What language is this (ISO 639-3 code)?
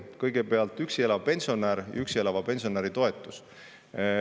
est